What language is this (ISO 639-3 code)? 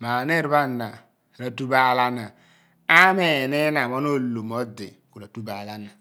abn